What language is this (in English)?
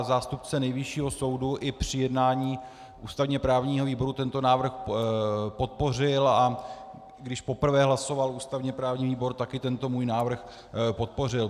Czech